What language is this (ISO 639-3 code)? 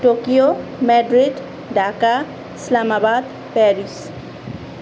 nep